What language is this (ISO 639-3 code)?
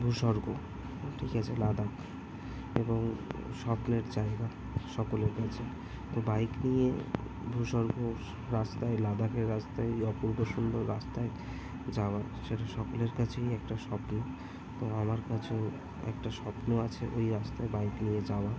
ben